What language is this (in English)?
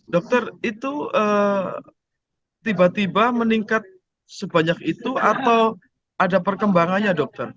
Indonesian